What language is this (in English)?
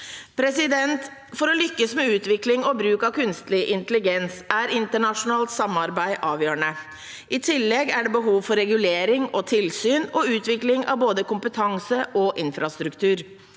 Norwegian